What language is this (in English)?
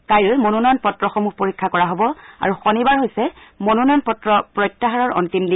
Assamese